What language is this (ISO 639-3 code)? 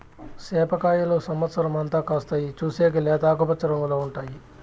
tel